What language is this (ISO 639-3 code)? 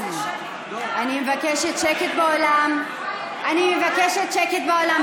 heb